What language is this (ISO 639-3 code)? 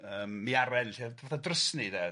cym